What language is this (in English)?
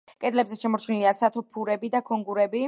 Georgian